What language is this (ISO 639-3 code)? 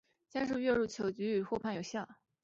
zho